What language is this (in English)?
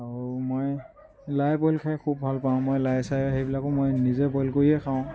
Assamese